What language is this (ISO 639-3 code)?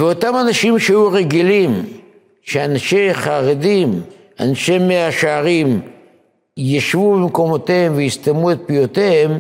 heb